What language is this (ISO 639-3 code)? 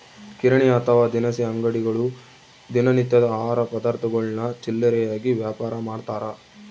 kan